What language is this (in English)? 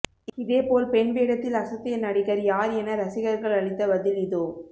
Tamil